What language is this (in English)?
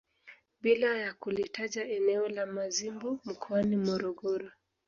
Swahili